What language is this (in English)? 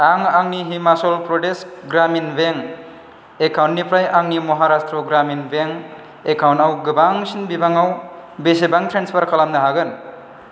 Bodo